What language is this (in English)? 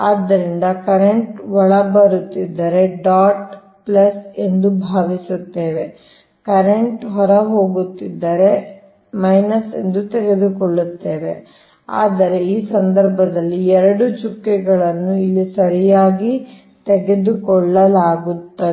Kannada